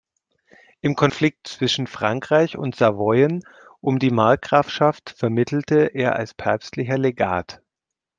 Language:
German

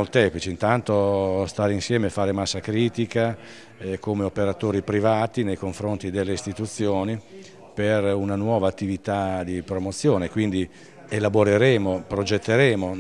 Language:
Italian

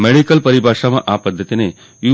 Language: Gujarati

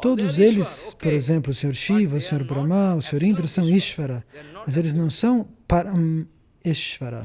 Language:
Portuguese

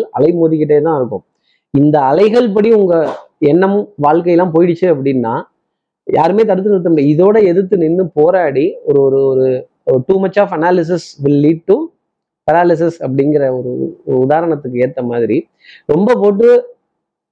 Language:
Tamil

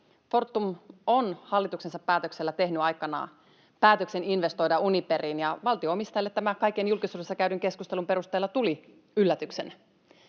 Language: Finnish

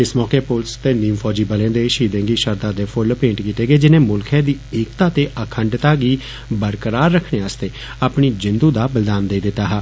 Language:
Dogri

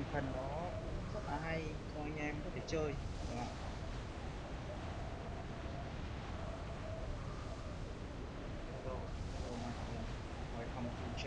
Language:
Vietnamese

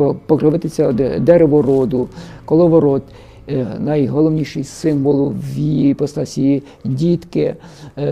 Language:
Ukrainian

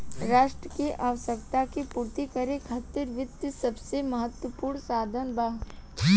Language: Bhojpuri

